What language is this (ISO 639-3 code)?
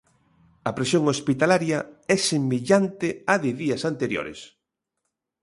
glg